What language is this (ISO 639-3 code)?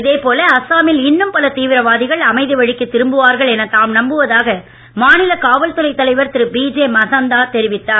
tam